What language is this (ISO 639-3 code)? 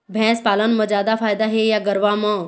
hne